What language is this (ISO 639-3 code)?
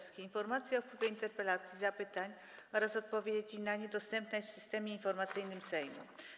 pol